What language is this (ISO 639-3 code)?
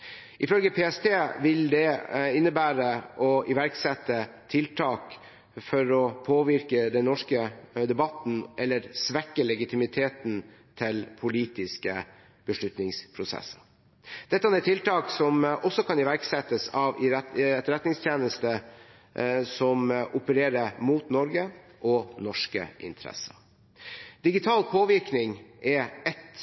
nob